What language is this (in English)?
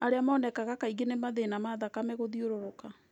Kikuyu